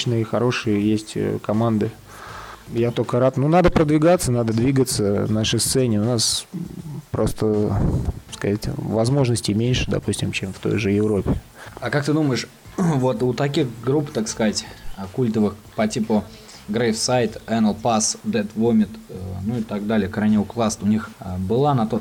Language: Russian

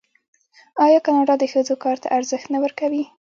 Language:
Pashto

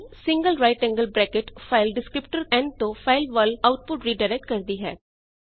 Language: Punjabi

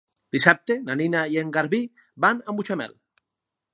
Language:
Catalan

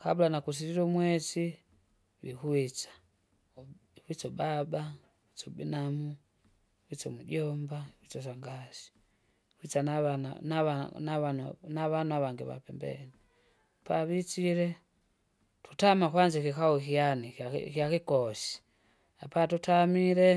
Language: Kinga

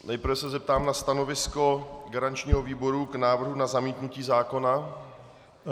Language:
Czech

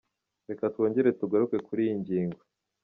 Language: Kinyarwanda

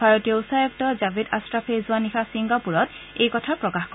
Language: Assamese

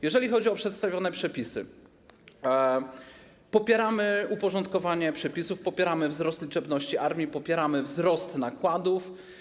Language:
Polish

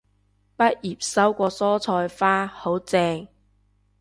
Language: Cantonese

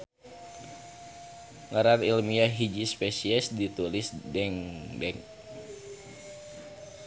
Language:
Sundanese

